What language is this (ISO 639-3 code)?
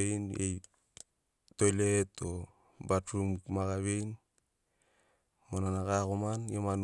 snc